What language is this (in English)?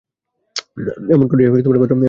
Bangla